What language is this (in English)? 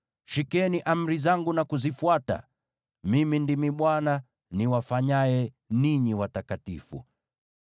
Swahili